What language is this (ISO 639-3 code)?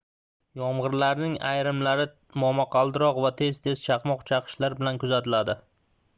uzb